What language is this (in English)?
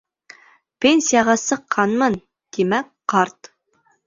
Bashkir